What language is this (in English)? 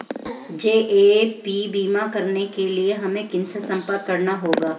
Hindi